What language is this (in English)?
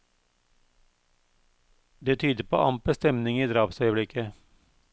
Norwegian